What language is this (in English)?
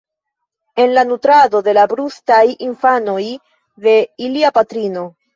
Esperanto